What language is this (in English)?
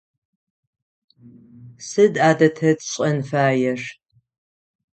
Adyghe